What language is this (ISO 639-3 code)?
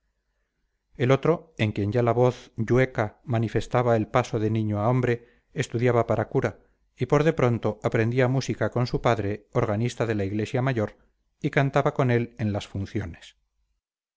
spa